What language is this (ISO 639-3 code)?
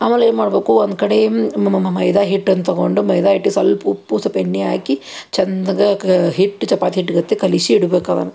kan